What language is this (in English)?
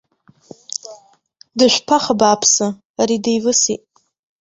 Abkhazian